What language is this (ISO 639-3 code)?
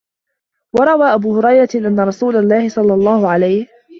ara